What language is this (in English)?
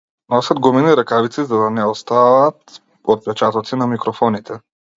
Macedonian